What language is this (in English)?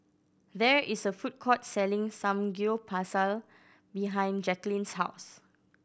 English